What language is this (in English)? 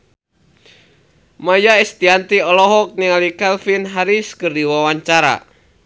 Sundanese